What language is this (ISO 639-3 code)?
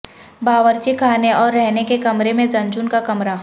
urd